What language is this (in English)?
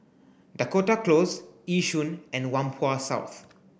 English